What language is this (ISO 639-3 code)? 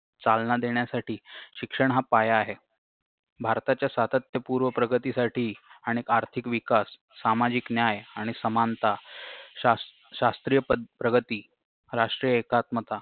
mar